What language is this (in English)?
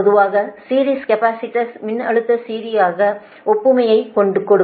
Tamil